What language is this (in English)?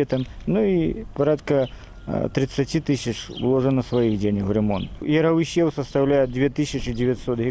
Russian